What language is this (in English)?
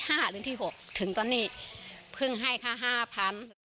Thai